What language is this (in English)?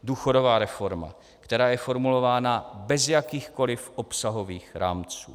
Czech